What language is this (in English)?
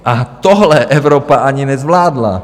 Czech